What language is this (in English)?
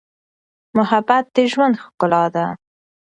Pashto